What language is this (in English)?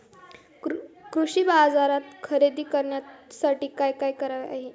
Marathi